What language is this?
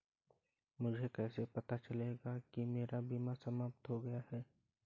Hindi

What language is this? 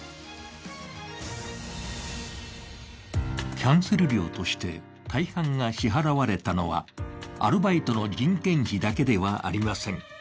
Japanese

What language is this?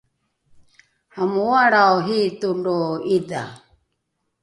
Rukai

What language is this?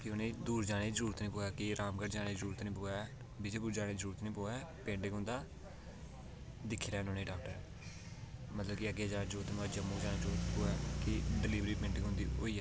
Dogri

